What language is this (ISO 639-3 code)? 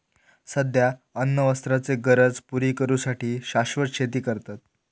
mar